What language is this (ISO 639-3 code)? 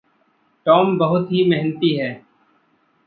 hin